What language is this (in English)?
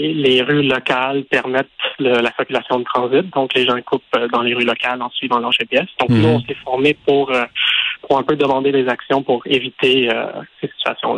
French